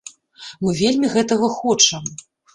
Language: Belarusian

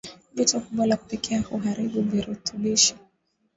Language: Swahili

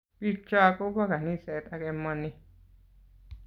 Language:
Kalenjin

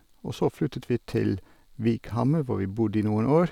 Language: Norwegian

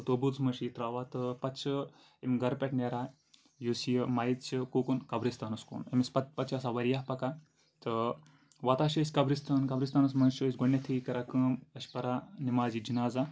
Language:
Kashmiri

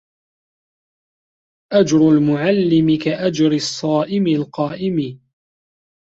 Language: Arabic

